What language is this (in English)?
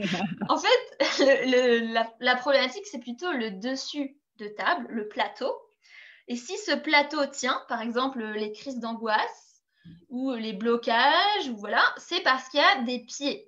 French